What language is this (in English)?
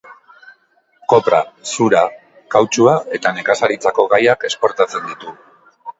Basque